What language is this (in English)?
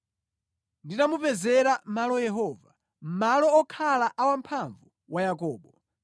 Nyanja